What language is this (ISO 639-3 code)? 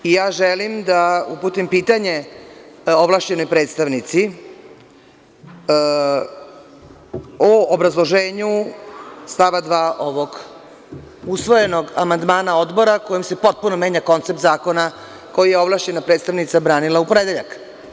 srp